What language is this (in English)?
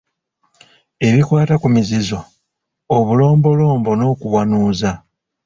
Ganda